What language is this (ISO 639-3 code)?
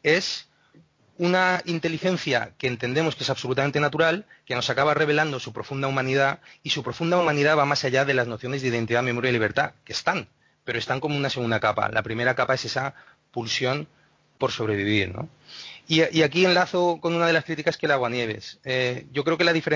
spa